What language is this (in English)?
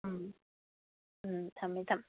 Manipuri